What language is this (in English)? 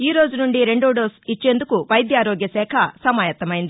Telugu